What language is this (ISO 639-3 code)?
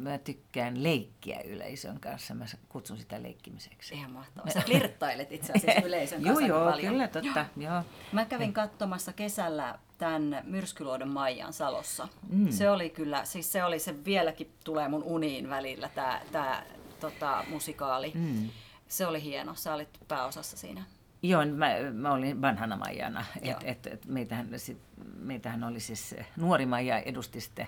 fin